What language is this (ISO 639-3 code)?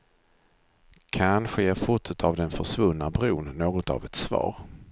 swe